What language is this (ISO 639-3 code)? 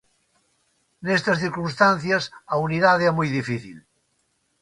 glg